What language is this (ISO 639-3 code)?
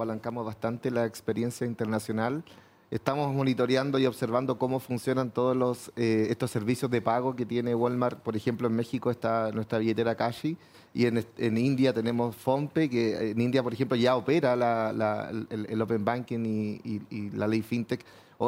spa